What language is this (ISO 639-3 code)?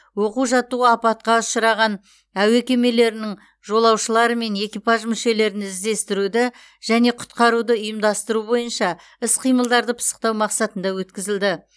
kaz